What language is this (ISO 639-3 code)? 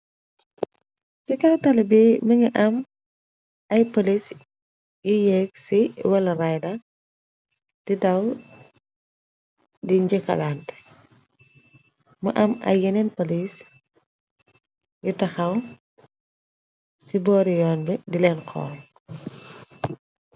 wol